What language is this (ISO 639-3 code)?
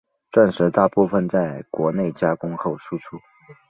zho